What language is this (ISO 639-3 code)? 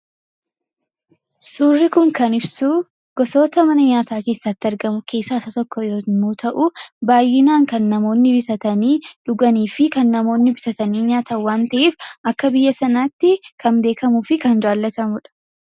orm